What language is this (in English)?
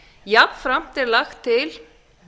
Icelandic